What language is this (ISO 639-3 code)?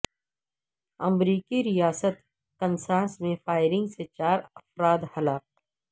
urd